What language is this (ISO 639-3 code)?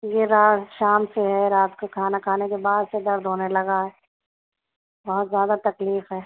urd